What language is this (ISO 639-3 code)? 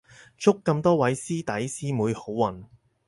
yue